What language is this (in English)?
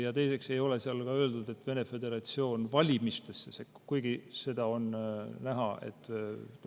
Estonian